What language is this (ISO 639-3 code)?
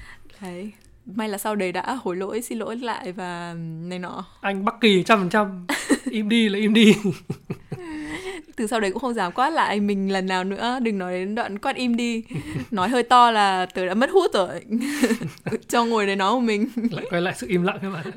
vie